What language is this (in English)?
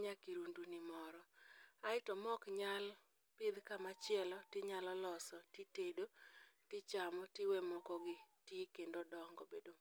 Luo (Kenya and Tanzania)